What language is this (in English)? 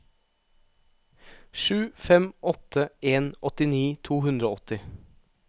Norwegian